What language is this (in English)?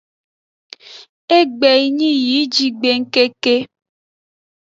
Aja (Benin)